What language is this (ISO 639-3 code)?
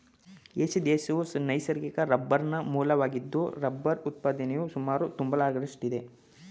kan